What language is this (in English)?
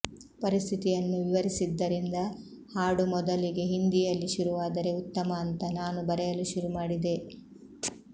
Kannada